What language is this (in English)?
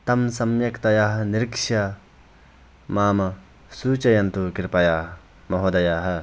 Sanskrit